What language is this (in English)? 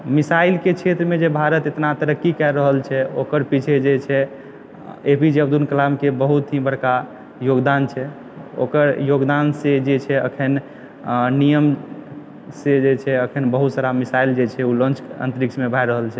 Maithili